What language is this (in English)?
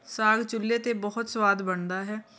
Punjabi